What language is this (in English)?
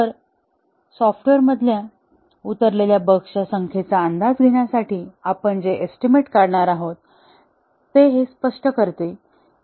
Marathi